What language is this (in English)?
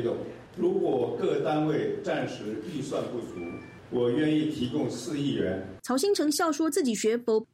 Chinese